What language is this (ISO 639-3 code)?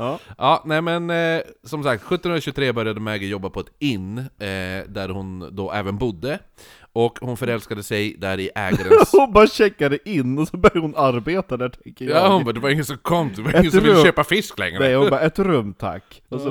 swe